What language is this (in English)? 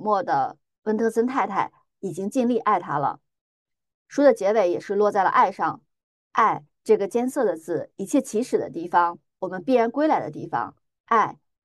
Chinese